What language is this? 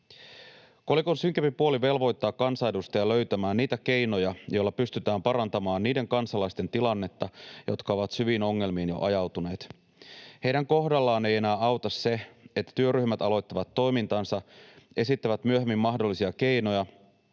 Finnish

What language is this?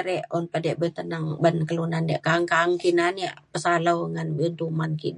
Mainstream Kenyah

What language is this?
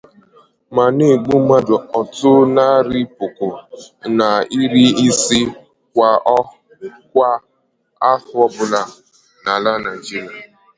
Igbo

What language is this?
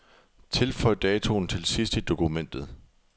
Danish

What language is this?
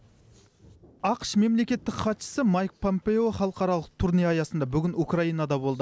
Kazakh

